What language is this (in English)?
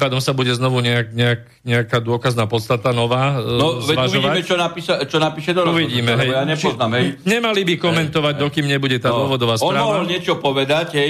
Slovak